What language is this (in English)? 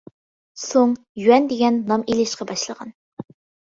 Uyghur